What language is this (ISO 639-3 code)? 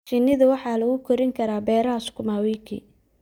som